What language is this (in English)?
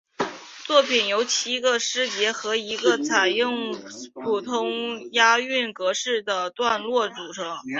Chinese